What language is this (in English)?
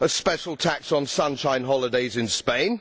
English